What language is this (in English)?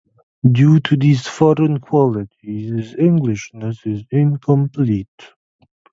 English